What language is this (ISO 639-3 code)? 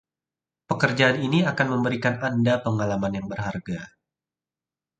ind